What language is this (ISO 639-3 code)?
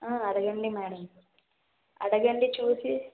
tel